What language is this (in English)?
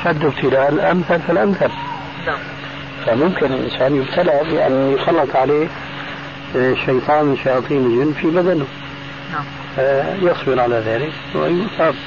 Arabic